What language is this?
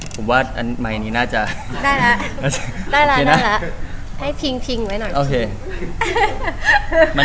Thai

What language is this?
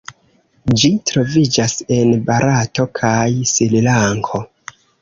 Esperanto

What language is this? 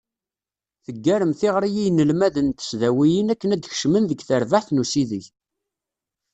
Kabyle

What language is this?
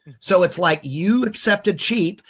English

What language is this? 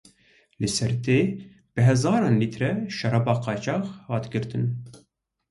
Kurdish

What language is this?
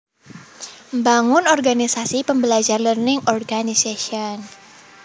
Javanese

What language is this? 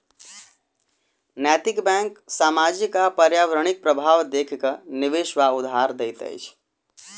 Maithili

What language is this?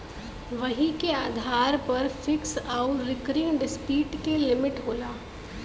Bhojpuri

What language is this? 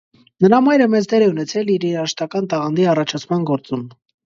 Armenian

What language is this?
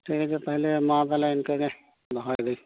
Santali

